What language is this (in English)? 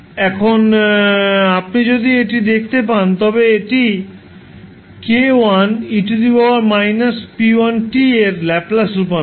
Bangla